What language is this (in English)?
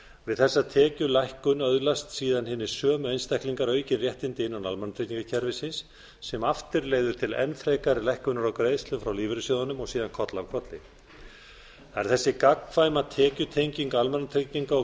Icelandic